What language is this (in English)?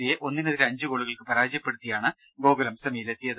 Malayalam